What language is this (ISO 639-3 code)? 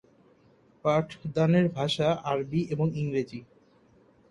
ben